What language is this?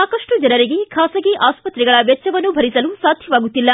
Kannada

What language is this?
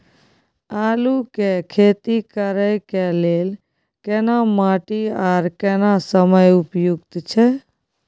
Maithili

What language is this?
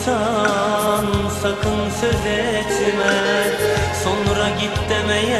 Turkish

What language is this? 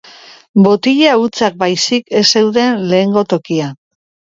Basque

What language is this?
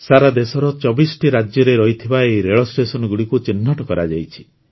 Odia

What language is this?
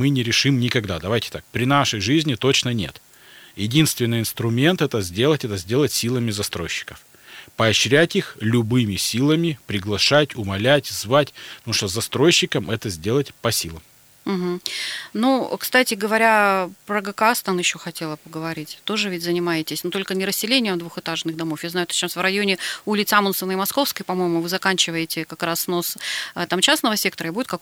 Russian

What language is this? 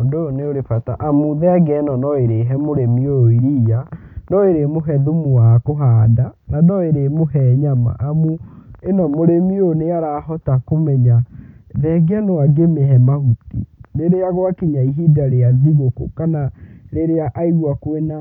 Kikuyu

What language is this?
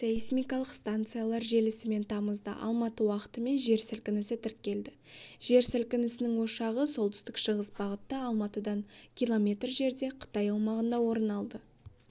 Kazakh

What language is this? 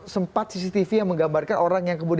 Indonesian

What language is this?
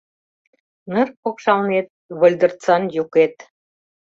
Mari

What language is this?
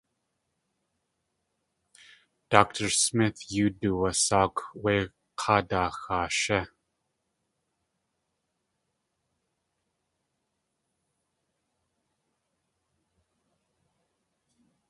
Tlingit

